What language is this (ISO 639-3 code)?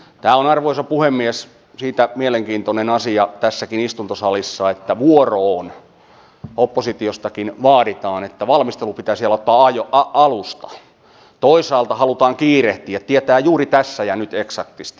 fin